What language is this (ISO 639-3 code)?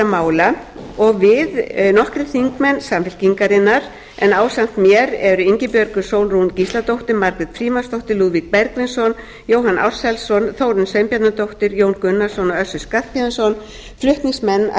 isl